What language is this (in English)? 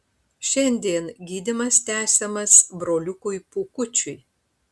Lithuanian